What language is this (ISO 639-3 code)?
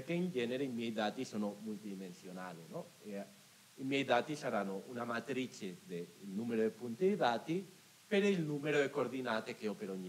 ita